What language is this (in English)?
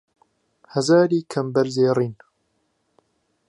Central Kurdish